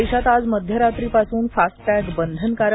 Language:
Marathi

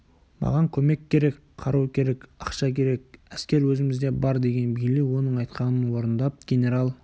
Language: Kazakh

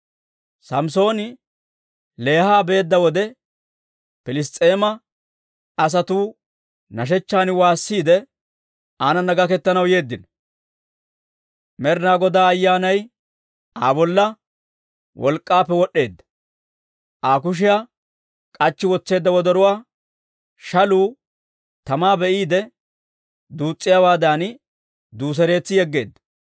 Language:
Dawro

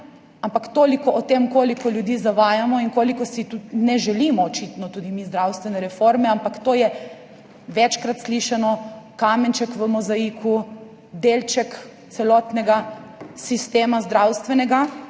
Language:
Slovenian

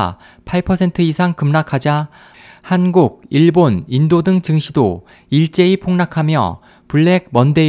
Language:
Korean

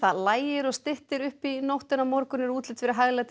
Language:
Icelandic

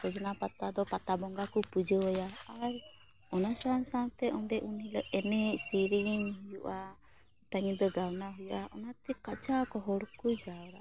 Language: Santali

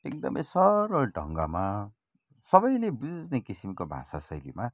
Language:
Nepali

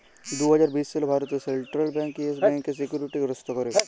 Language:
Bangla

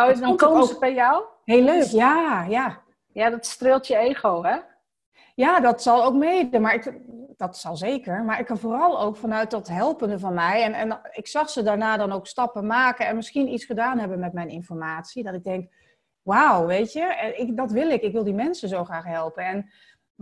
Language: Dutch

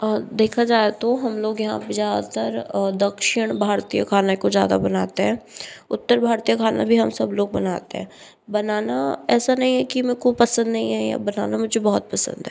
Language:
Hindi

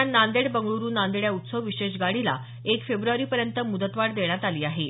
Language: Marathi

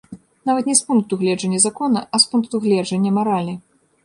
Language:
Belarusian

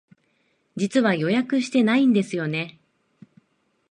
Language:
Japanese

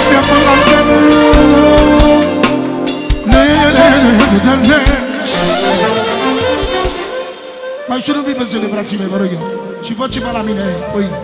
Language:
Romanian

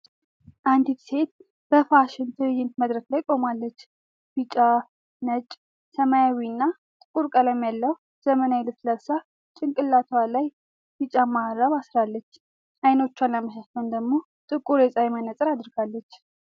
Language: Amharic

